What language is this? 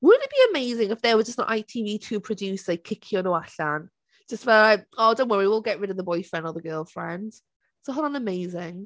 Welsh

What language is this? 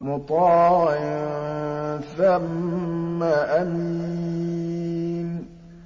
Arabic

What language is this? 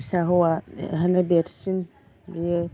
Bodo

